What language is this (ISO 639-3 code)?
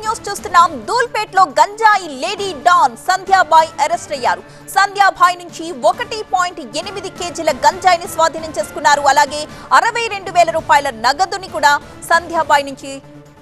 tel